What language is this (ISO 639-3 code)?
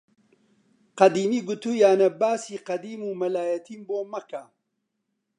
ckb